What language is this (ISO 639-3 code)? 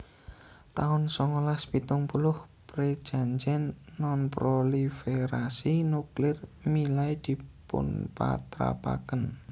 jav